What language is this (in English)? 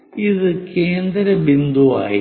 Malayalam